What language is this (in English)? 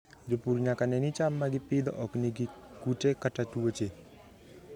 Luo (Kenya and Tanzania)